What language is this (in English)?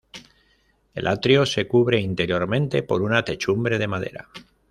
Spanish